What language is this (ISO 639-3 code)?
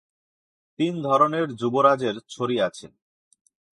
ben